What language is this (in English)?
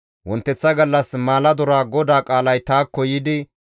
Gamo